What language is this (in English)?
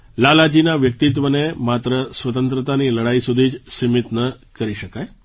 Gujarati